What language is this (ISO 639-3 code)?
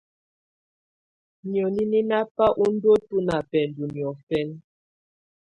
tvu